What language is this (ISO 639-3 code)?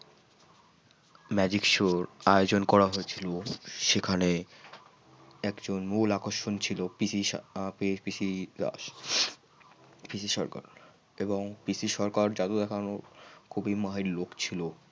ben